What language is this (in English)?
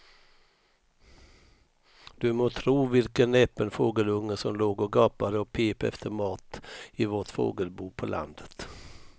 Swedish